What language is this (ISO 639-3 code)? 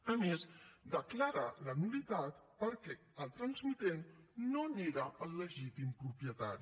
cat